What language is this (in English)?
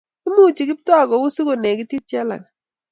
Kalenjin